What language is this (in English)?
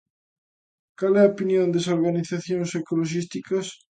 Galician